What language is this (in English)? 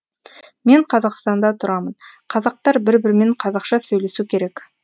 Kazakh